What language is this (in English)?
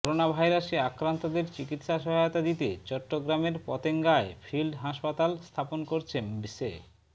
Bangla